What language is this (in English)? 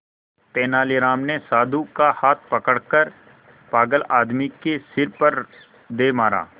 Hindi